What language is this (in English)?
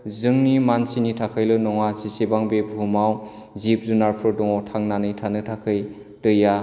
Bodo